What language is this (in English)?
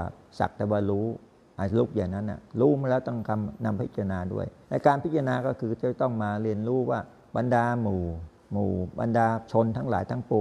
Thai